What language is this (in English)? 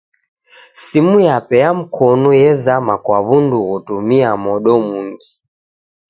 Taita